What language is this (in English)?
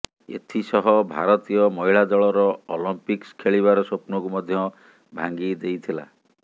Odia